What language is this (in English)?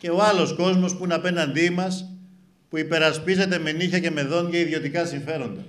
Greek